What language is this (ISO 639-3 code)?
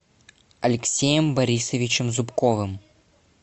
rus